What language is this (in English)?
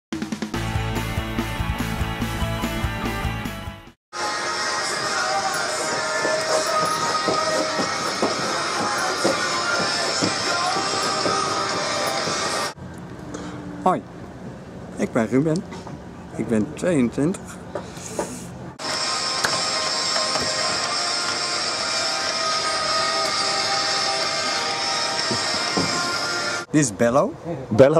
Dutch